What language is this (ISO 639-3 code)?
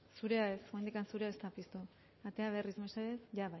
eus